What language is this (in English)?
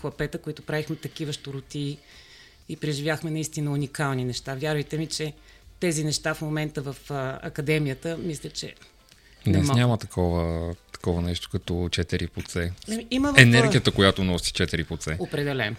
Bulgarian